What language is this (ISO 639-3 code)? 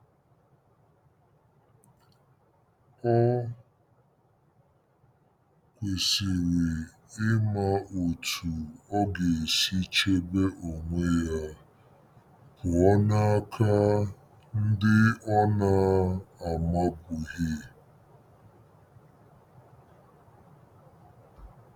ibo